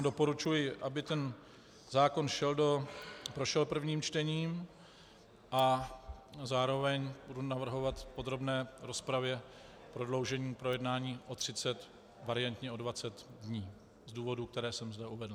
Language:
Czech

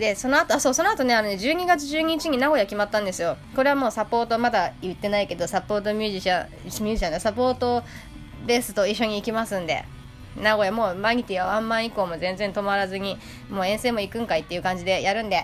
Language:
Japanese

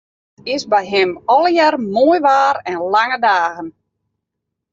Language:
Western Frisian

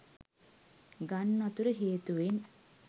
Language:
Sinhala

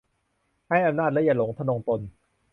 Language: Thai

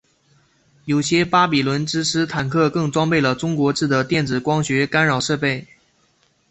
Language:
Chinese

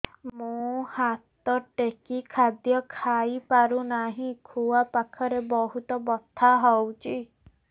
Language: Odia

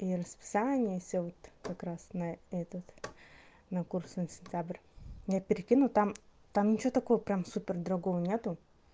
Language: Russian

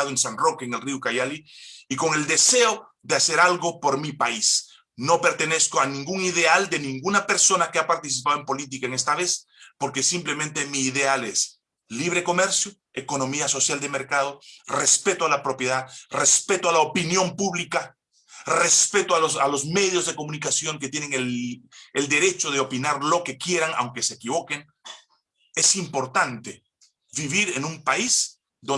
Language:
Spanish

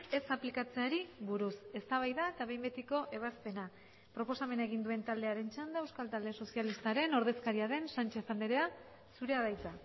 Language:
Basque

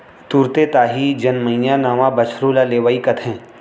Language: Chhattisgarhi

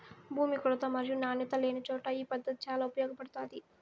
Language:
Telugu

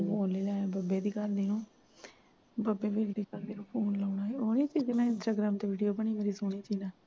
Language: Punjabi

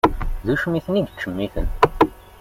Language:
Kabyle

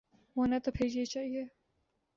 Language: Urdu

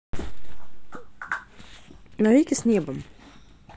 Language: Russian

